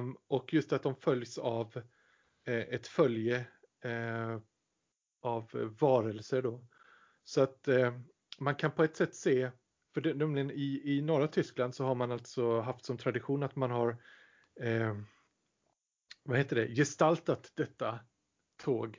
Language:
Swedish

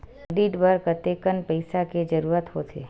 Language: Chhattisgarhi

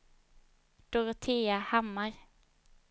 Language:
Swedish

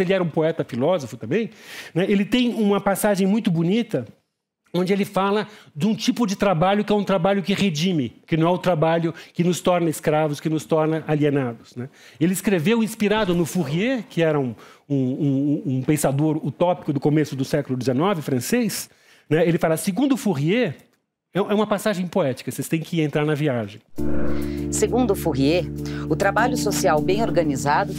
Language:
Portuguese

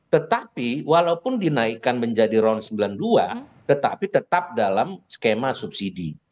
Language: Indonesian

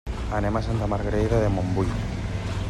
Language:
Catalan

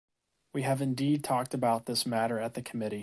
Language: English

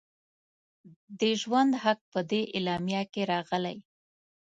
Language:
Pashto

